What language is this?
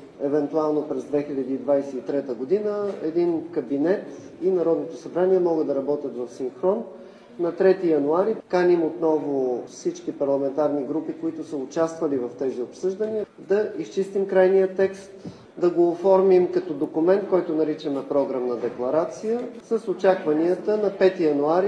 Bulgarian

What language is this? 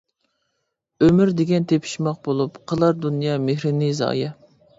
Uyghur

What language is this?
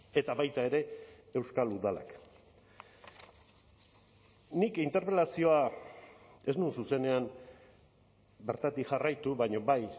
Basque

